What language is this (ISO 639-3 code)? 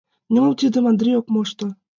chm